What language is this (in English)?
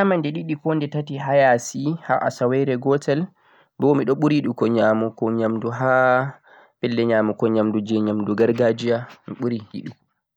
Central-Eastern Niger Fulfulde